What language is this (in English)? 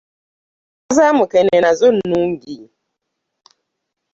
Ganda